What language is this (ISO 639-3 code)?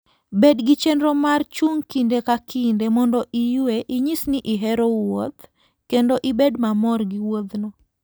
luo